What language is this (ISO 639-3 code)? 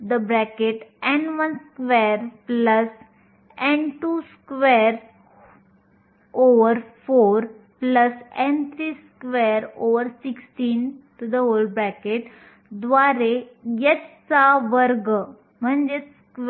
mar